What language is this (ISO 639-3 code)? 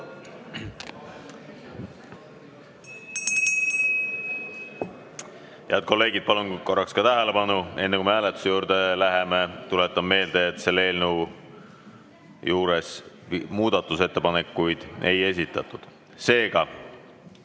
est